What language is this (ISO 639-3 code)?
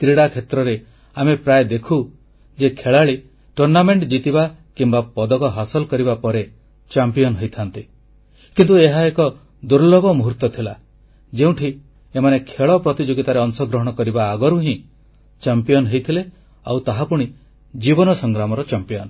ori